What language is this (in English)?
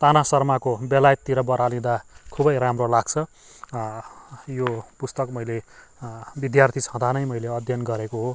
Nepali